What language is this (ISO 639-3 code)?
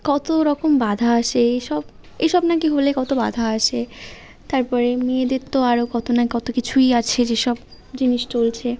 ben